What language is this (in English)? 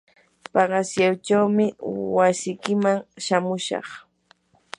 Yanahuanca Pasco Quechua